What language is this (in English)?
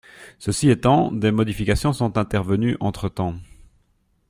French